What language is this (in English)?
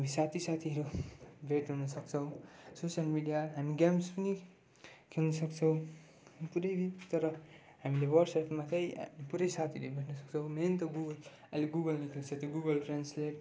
Nepali